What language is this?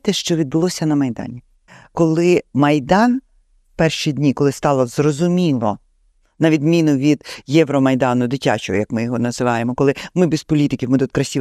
Ukrainian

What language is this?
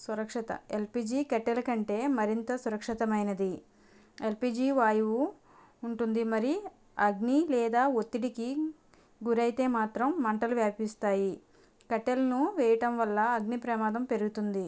Telugu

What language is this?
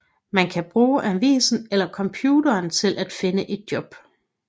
Danish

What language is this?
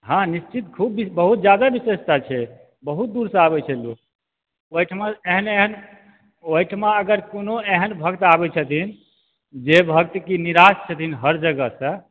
Maithili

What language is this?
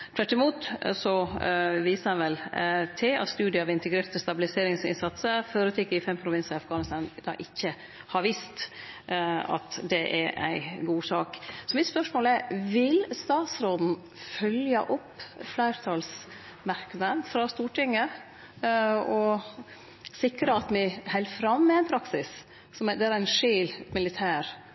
Norwegian Nynorsk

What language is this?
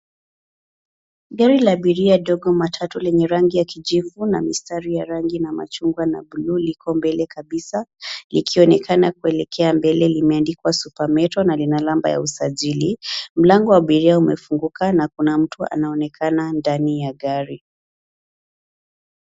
Swahili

